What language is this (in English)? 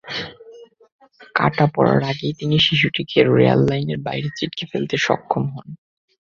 Bangla